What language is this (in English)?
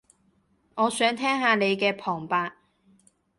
Cantonese